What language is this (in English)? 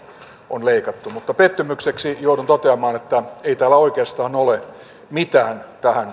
Finnish